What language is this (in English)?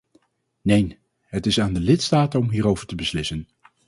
Dutch